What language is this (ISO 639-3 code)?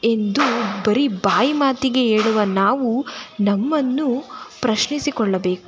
kan